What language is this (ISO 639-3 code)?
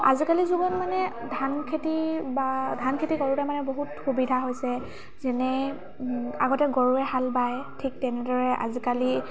asm